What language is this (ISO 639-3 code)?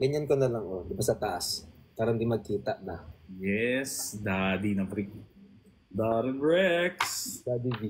fil